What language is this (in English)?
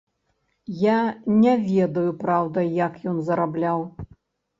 Belarusian